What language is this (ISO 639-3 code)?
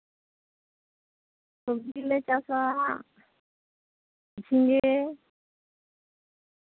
sat